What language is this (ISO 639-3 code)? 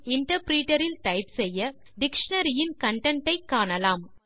tam